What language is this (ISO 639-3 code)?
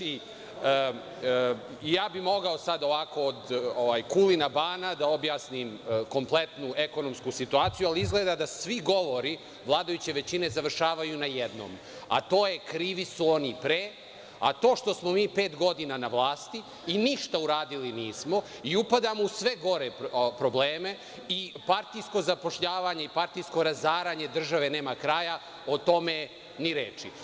srp